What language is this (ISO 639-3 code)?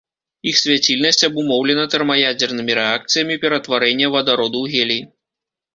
bel